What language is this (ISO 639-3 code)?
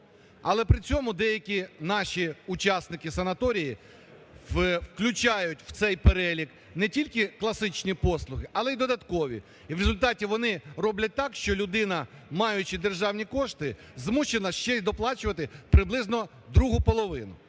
ukr